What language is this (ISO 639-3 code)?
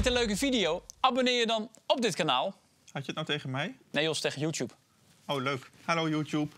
nld